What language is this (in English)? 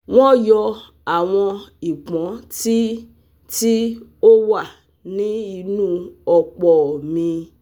Yoruba